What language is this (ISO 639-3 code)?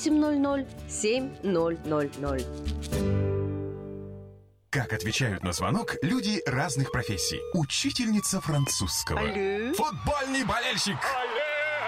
rus